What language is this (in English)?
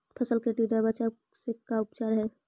Magahi